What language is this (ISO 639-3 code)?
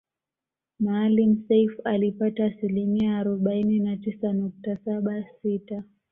swa